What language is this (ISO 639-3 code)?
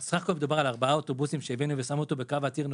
heb